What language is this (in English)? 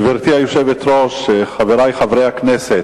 Hebrew